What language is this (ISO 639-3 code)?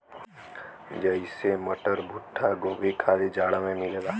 bho